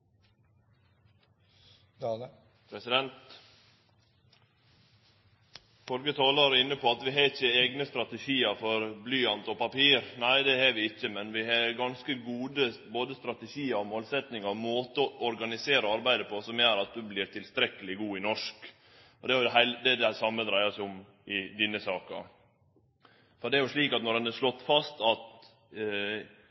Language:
Norwegian Nynorsk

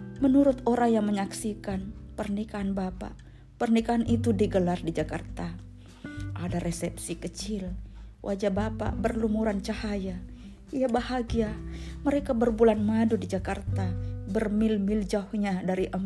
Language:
Indonesian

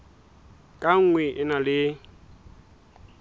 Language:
Southern Sotho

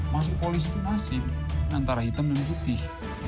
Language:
Indonesian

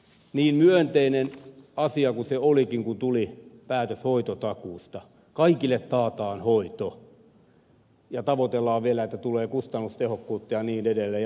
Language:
Finnish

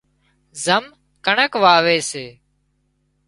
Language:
Wadiyara Koli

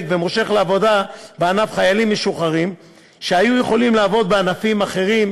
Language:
Hebrew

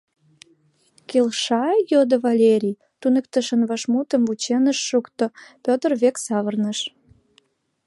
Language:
Mari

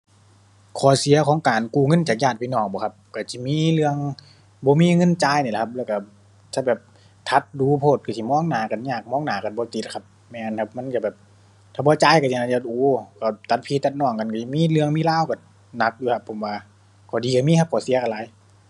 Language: Thai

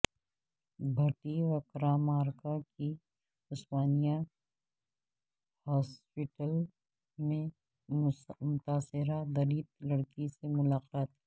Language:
Urdu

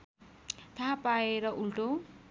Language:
Nepali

